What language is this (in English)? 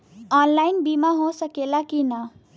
Bhojpuri